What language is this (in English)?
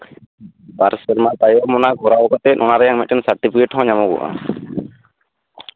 Santali